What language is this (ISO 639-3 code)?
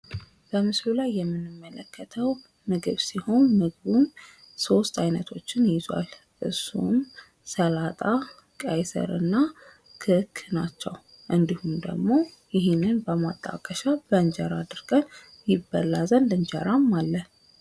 amh